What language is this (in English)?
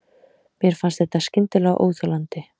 Icelandic